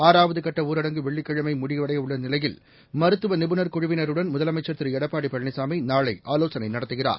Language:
Tamil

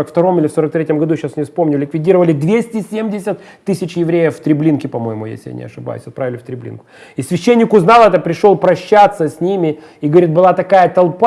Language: Russian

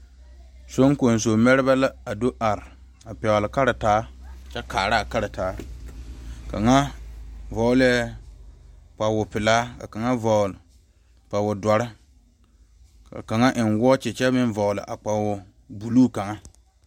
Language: Southern Dagaare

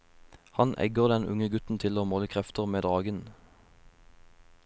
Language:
Norwegian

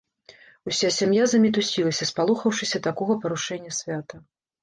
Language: Belarusian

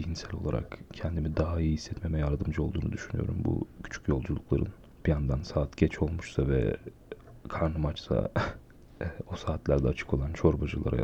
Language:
Turkish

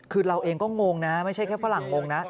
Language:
Thai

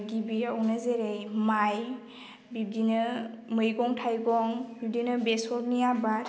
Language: Bodo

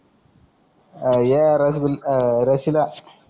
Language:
Marathi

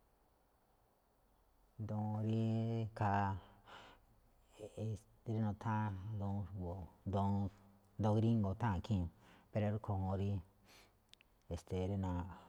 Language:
Malinaltepec Me'phaa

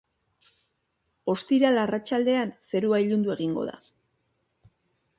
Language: Basque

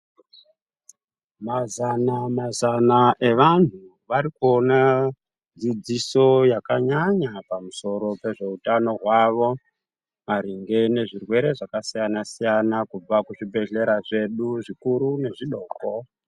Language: Ndau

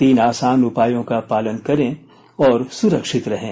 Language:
Hindi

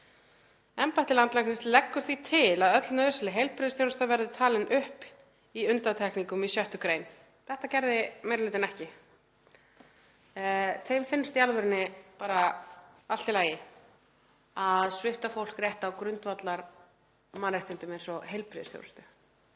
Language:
Icelandic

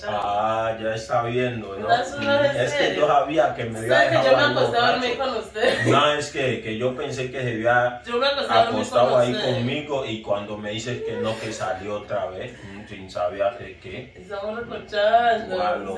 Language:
Spanish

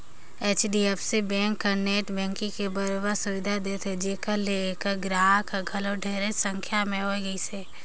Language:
Chhattisgarhi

